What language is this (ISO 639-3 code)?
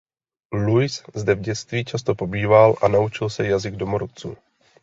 ces